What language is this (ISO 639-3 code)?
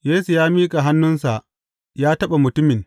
hau